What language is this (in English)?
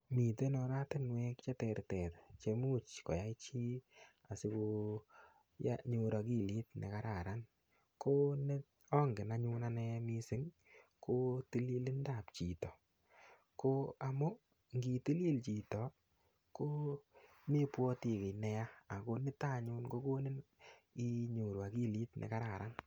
Kalenjin